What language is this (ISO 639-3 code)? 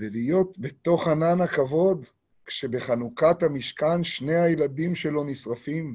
heb